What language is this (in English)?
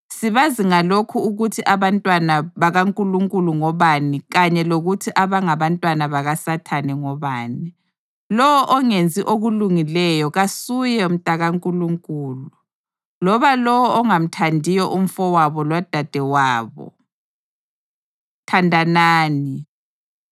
North Ndebele